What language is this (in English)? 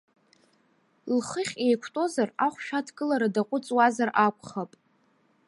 Abkhazian